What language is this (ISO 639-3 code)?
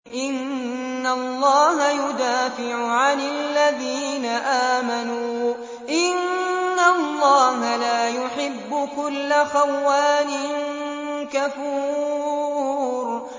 ara